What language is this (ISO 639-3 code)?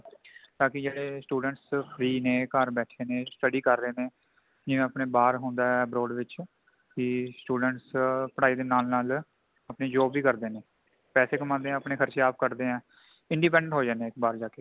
pan